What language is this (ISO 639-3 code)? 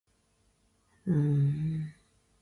zho